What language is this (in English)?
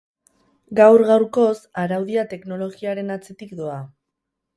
Basque